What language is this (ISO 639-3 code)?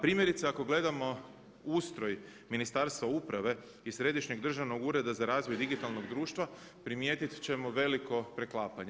hrv